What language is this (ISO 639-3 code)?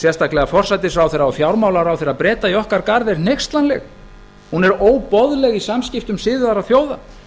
isl